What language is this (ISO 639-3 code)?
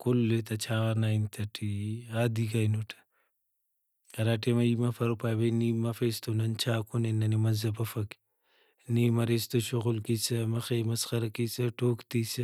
brh